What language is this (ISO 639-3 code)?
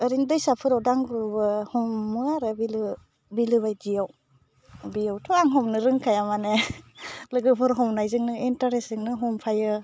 brx